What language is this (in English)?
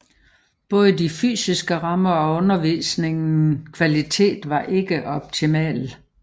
Danish